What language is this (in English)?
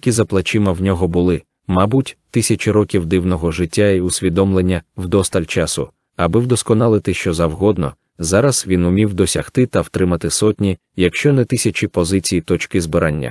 Ukrainian